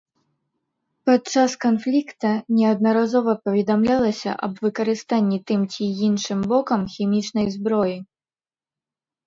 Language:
Belarusian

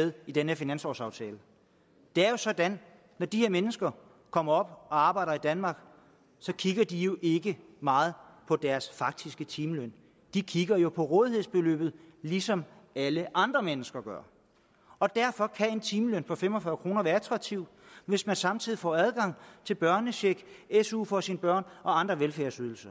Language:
Danish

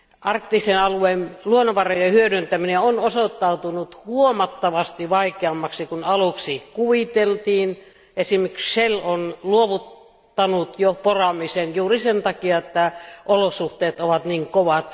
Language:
Finnish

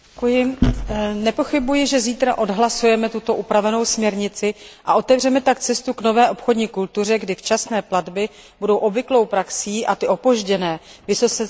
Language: Czech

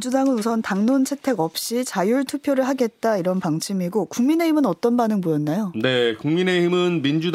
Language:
Korean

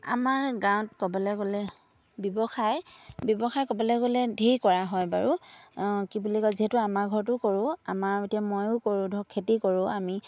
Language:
Assamese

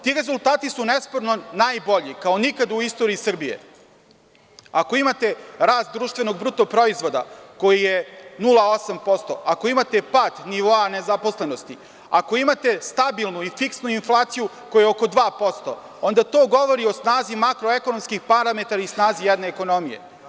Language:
Serbian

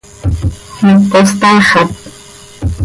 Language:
Seri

